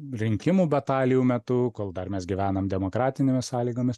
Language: Lithuanian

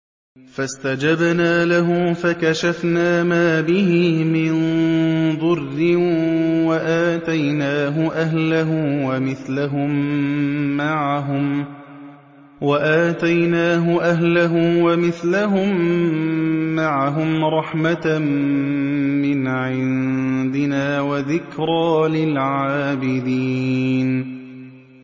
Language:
Arabic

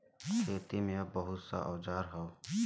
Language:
Bhojpuri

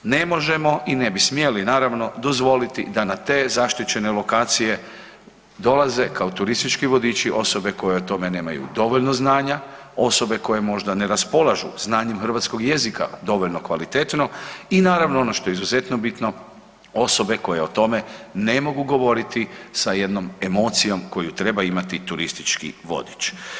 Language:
Croatian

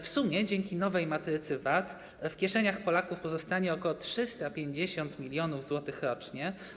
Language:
Polish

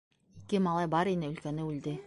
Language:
Bashkir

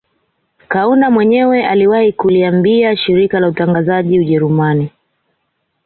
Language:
Swahili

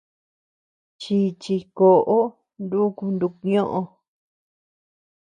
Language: Tepeuxila Cuicatec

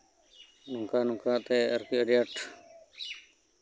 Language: Santali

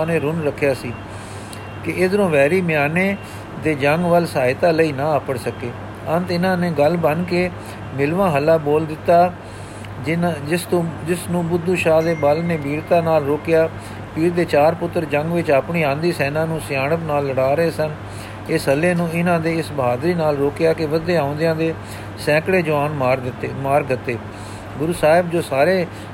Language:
Punjabi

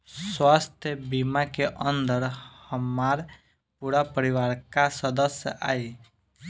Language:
Bhojpuri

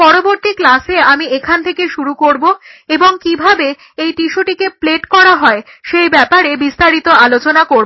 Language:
Bangla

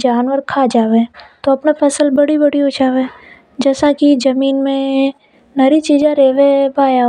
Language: Hadothi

